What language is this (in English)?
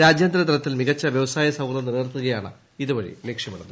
Malayalam